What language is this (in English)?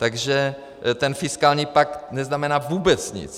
Czech